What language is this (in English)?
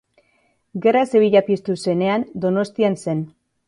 Basque